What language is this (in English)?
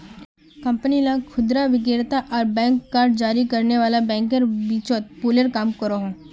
Magahi